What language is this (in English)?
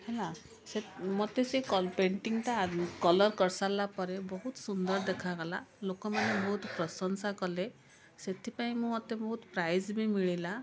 Odia